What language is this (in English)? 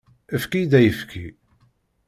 Kabyle